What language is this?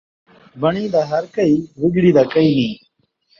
Saraiki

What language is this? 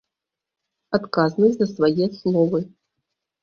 Belarusian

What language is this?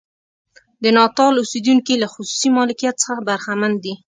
Pashto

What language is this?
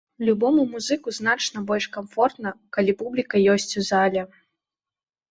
Belarusian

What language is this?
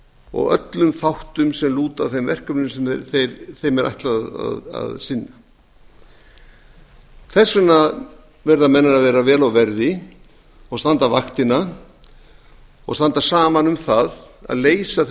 Icelandic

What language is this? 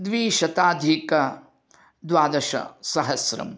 Sanskrit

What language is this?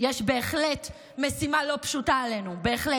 Hebrew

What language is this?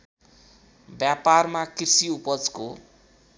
Nepali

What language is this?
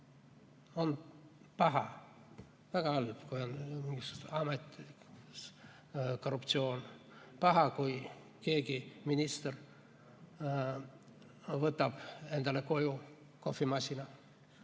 Estonian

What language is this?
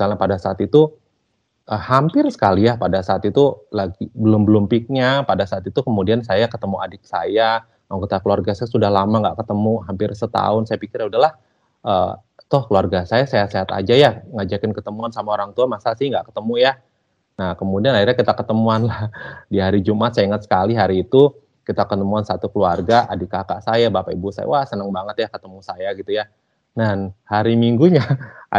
Indonesian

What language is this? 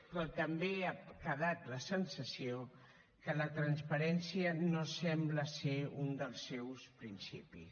Catalan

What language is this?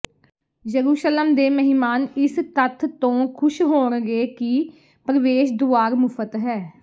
Punjabi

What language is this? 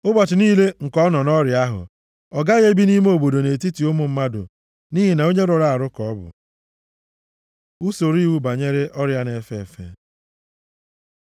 Igbo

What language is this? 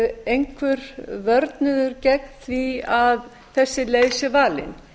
Icelandic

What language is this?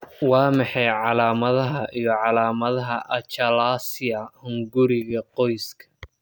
Somali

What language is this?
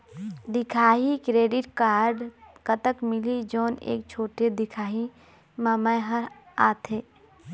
Chhattisgarhi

